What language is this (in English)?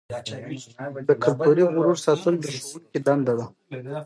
Pashto